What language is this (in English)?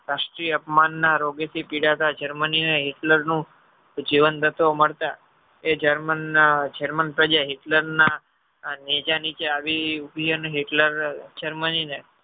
Gujarati